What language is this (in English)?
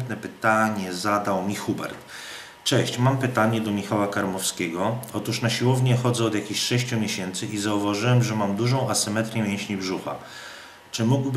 Polish